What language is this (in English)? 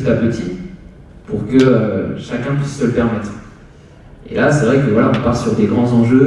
French